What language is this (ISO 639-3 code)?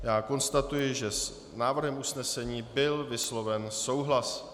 ces